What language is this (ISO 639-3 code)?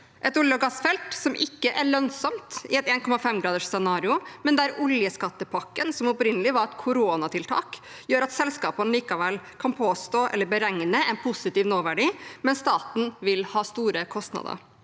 nor